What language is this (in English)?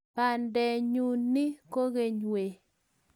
Kalenjin